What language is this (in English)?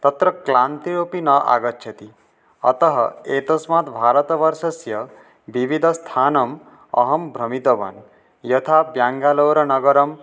Sanskrit